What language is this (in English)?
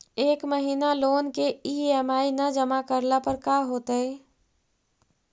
Magahi